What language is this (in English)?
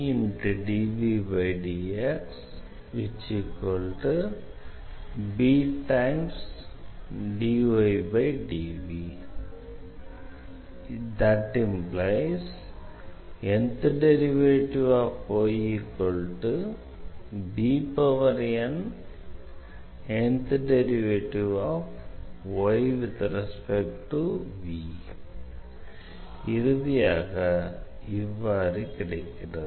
Tamil